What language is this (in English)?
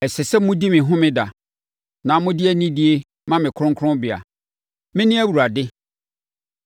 Akan